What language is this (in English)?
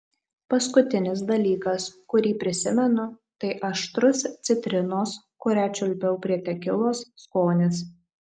Lithuanian